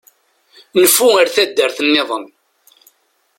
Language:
Kabyle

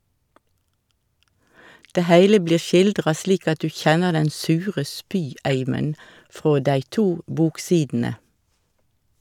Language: Norwegian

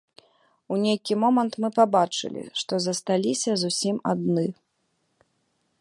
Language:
Belarusian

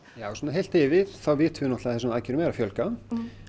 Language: Icelandic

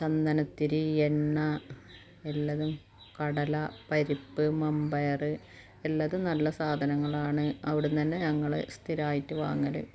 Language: Malayalam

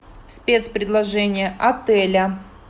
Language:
Russian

